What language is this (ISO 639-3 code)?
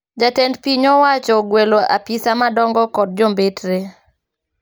luo